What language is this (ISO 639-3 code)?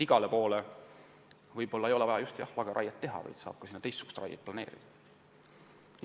est